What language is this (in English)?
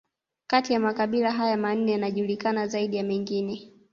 Swahili